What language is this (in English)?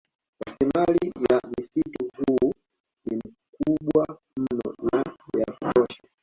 Swahili